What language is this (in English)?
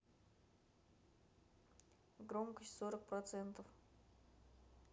Russian